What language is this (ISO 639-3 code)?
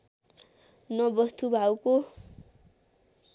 nep